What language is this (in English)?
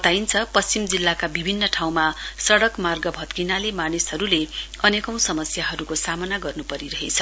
Nepali